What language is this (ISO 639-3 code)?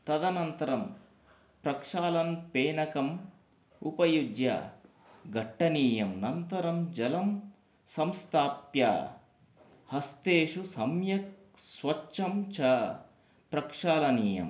san